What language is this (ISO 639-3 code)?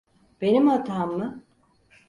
tur